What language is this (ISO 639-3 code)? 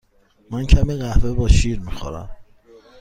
fas